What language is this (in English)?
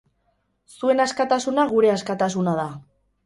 Basque